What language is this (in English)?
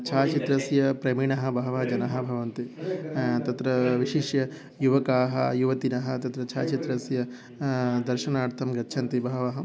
Sanskrit